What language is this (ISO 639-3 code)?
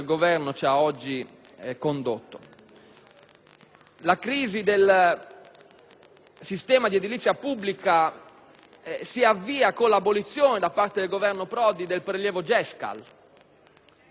ita